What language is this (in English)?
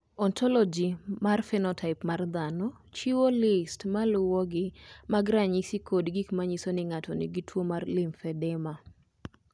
Luo (Kenya and Tanzania)